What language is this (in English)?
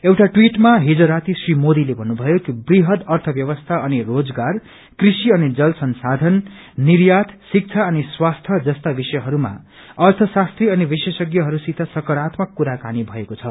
Nepali